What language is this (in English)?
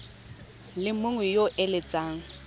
Tswana